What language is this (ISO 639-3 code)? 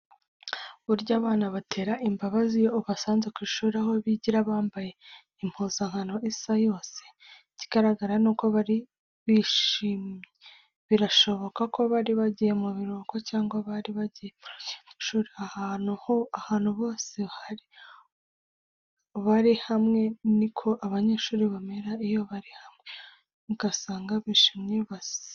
kin